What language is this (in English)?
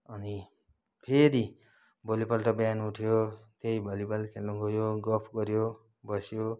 Nepali